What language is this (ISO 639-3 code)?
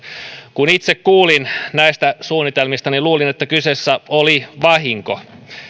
fin